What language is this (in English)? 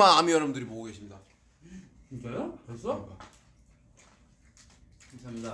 Korean